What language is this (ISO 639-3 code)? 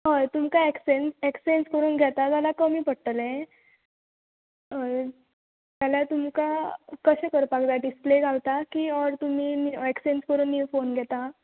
kok